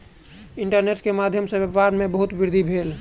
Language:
Maithili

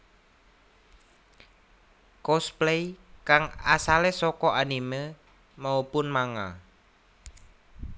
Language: Javanese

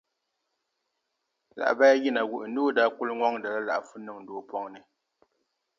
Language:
Dagbani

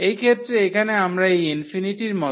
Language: Bangla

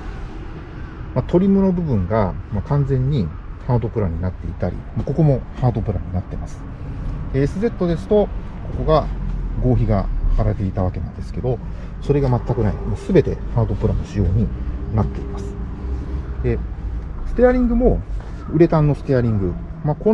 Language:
Japanese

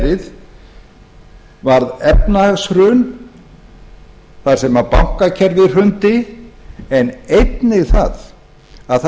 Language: Icelandic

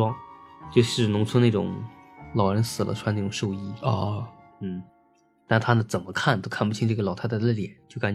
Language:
Chinese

